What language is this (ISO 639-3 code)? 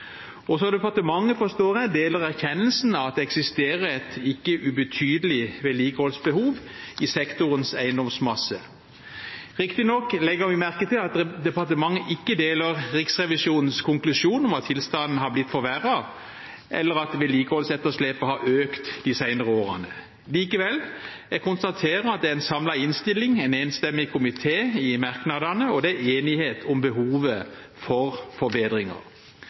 nob